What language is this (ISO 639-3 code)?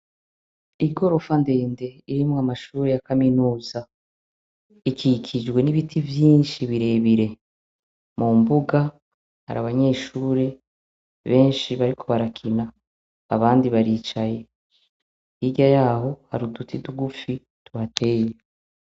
run